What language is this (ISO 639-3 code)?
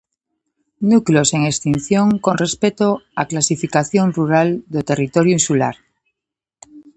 glg